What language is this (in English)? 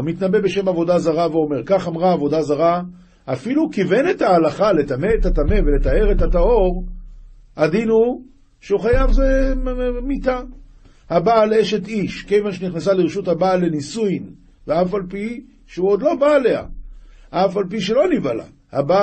Hebrew